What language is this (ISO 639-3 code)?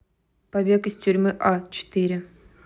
rus